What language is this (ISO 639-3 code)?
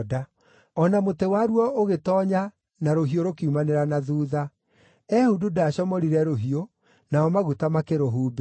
kik